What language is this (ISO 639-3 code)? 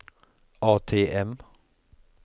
nor